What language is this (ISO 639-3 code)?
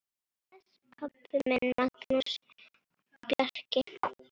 isl